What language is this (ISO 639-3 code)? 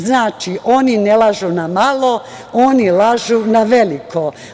srp